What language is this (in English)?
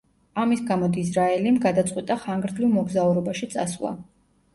Georgian